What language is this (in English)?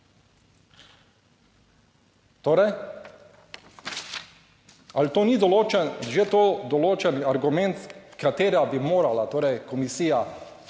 Slovenian